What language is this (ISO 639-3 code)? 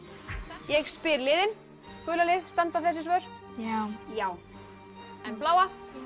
isl